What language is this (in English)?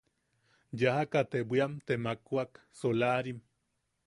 Yaqui